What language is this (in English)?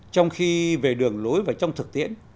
Vietnamese